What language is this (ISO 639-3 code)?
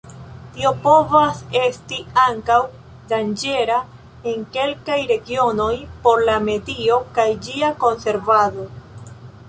epo